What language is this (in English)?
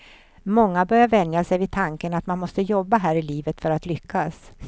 Swedish